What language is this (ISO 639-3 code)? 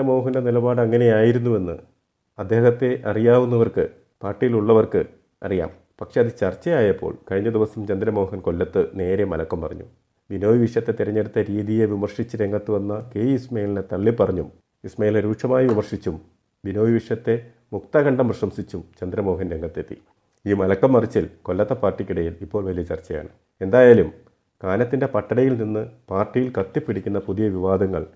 mal